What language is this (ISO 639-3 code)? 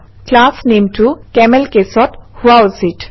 asm